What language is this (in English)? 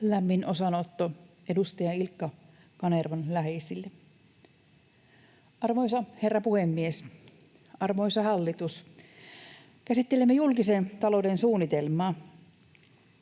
Finnish